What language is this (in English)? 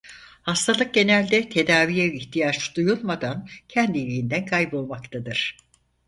Turkish